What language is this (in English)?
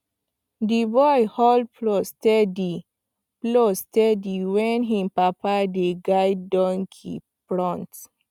Nigerian Pidgin